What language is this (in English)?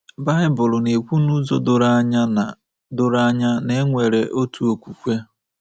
Igbo